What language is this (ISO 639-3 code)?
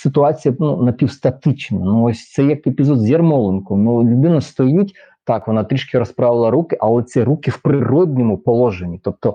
ukr